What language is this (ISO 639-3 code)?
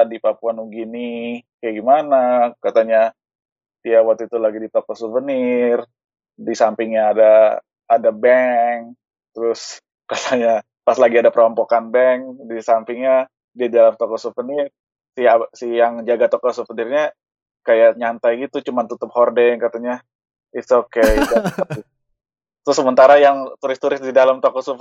ind